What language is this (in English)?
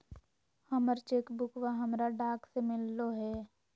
Magahi